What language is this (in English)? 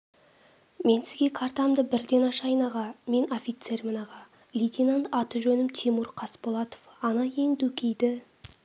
Kazakh